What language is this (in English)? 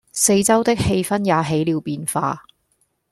Cantonese